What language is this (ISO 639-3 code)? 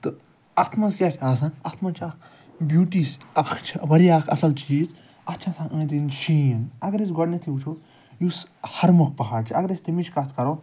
kas